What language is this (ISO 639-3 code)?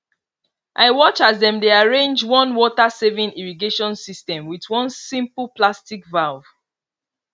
pcm